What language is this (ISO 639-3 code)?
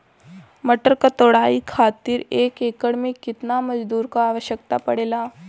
bho